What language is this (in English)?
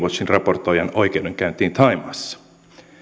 Finnish